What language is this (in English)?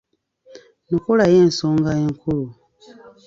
Ganda